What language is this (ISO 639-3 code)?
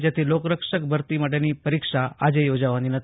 guj